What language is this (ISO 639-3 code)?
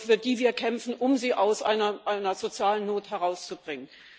deu